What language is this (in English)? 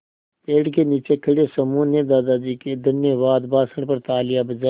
Hindi